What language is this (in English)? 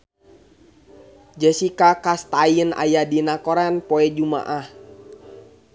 Sundanese